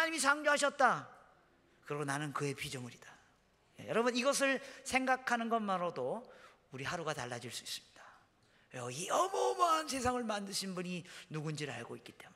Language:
Korean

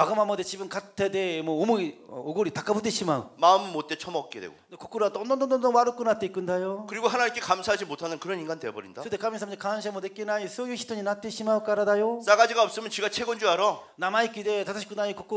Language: Korean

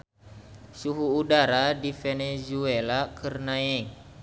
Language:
Sundanese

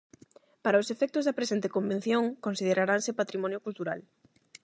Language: Galician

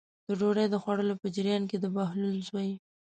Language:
Pashto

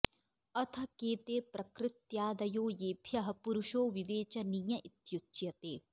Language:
Sanskrit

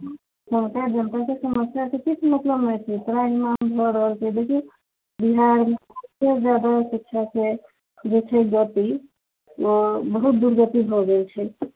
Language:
Maithili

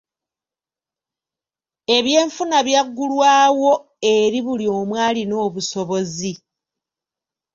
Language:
Ganda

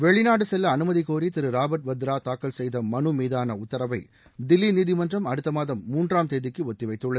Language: Tamil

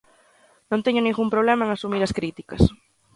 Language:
Galician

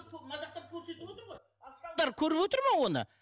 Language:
Kazakh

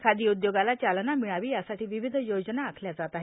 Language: Marathi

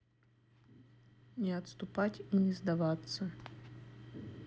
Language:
Russian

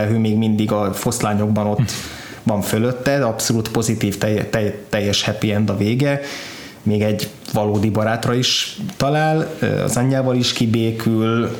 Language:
Hungarian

